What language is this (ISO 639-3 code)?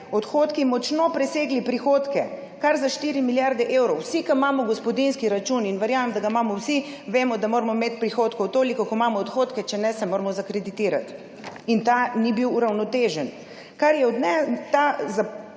slv